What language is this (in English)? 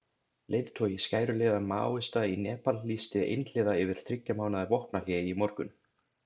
Icelandic